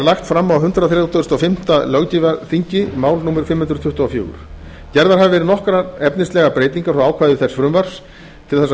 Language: Icelandic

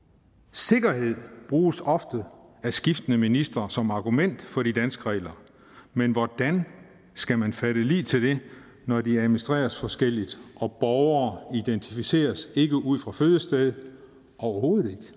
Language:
Danish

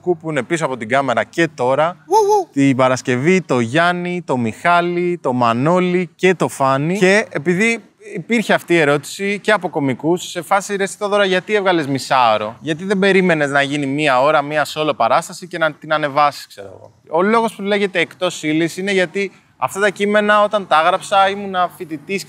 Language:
Greek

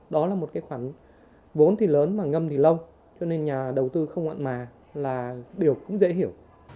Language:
Vietnamese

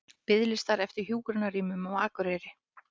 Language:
Icelandic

